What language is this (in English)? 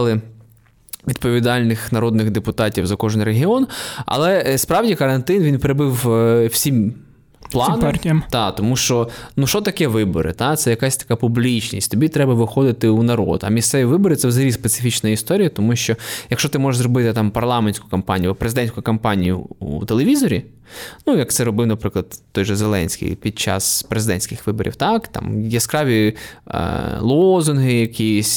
Ukrainian